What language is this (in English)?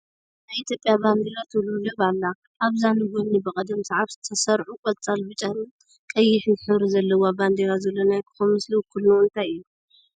Tigrinya